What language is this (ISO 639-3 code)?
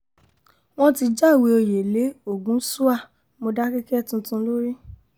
yor